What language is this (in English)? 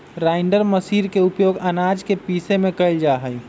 Magahi